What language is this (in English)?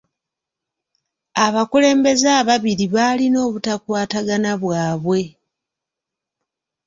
Ganda